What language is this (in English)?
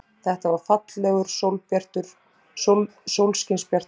Icelandic